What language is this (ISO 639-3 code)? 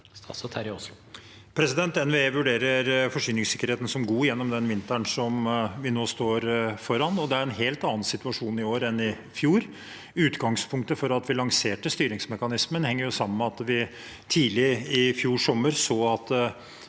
nor